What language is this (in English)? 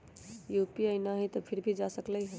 Magahi